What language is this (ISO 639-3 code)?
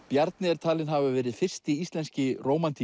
isl